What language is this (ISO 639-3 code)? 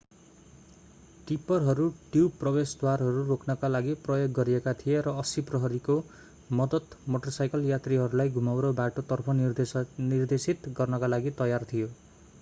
nep